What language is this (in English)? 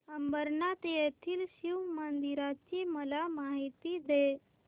Marathi